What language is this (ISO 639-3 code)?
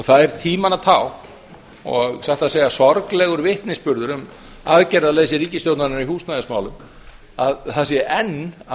isl